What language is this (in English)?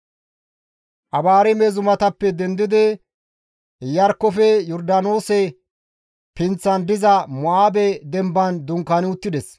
Gamo